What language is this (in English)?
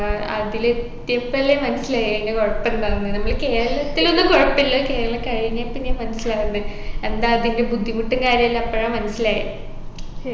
Malayalam